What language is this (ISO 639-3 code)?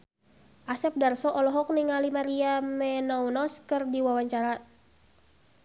sun